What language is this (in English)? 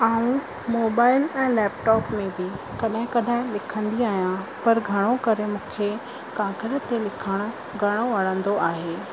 Sindhi